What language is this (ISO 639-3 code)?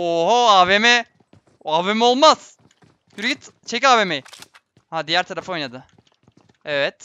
tur